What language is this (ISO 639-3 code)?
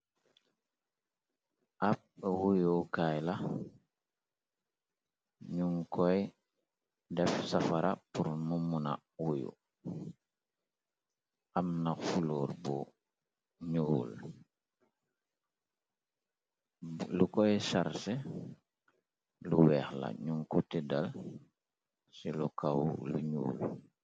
wol